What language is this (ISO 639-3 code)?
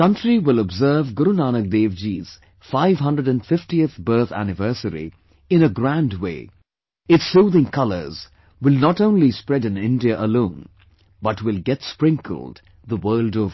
eng